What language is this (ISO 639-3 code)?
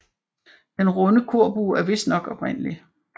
dan